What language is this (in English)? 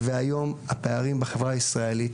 Hebrew